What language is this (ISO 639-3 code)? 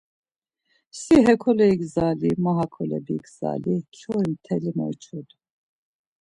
lzz